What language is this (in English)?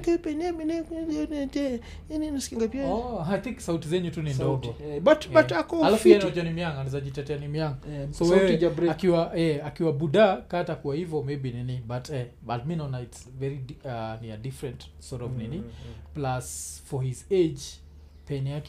Swahili